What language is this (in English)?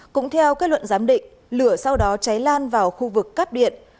Vietnamese